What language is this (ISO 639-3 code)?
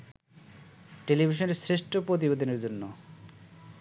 ben